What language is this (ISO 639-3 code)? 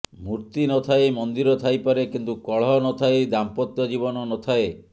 ori